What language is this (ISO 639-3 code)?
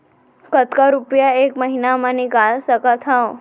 hne